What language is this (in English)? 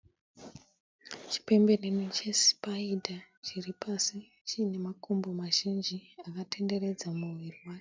Shona